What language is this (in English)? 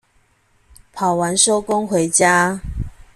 Chinese